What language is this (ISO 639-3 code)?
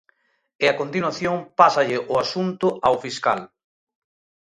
glg